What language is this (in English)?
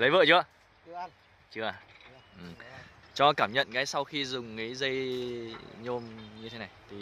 Vietnamese